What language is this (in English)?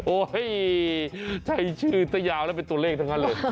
Thai